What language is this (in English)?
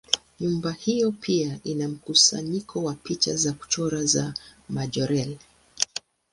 Swahili